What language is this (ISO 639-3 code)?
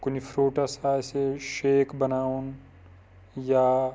kas